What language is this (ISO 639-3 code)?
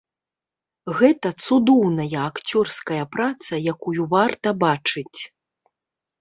bel